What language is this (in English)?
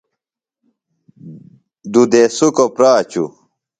Phalura